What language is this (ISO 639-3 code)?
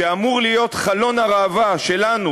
heb